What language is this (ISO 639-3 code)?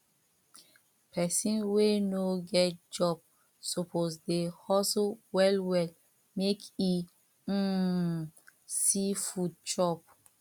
pcm